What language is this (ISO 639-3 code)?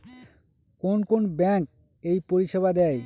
ben